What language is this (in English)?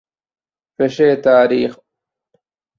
Divehi